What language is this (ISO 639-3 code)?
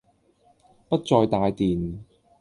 yue